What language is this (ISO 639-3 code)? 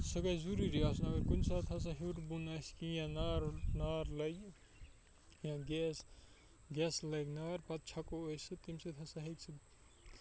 kas